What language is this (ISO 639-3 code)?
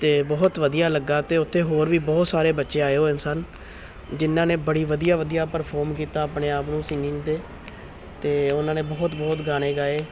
pan